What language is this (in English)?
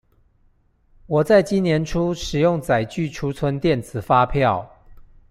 Chinese